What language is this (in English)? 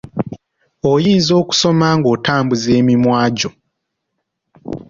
Ganda